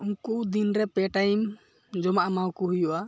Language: Santali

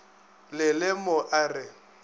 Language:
Northern Sotho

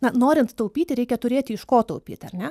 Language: Lithuanian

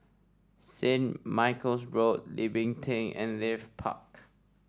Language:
English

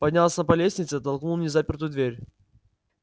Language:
Russian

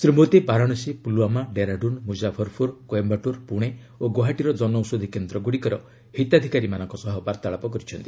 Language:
Odia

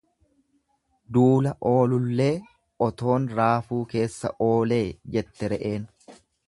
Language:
Oromo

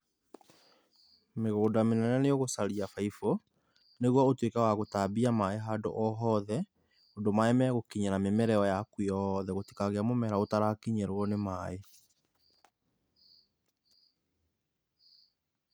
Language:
Kikuyu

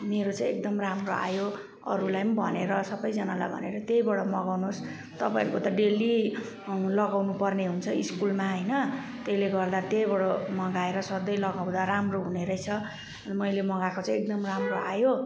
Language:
Nepali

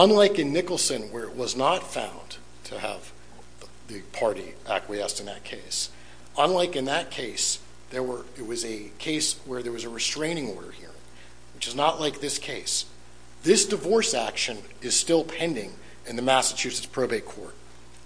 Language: English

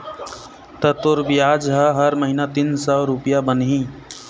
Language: Chhattisgarhi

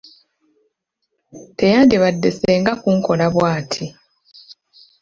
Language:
Ganda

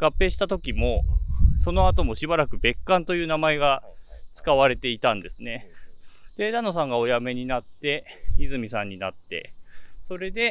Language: Japanese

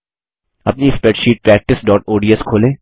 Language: Hindi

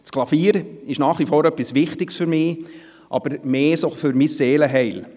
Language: Swiss German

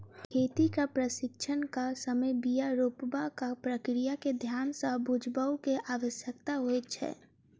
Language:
Maithili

